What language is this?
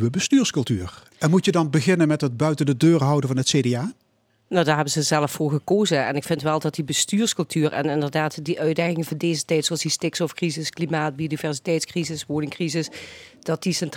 Dutch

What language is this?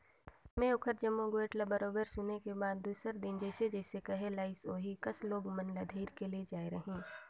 Chhattisgarhi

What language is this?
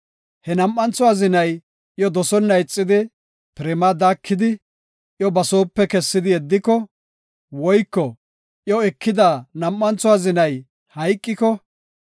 Gofa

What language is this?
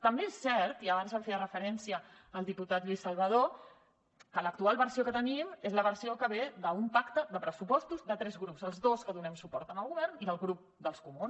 Catalan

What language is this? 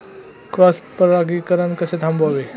Marathi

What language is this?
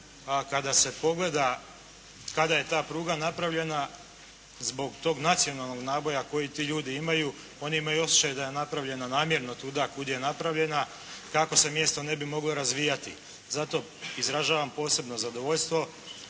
Croatian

